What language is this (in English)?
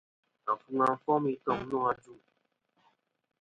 Kom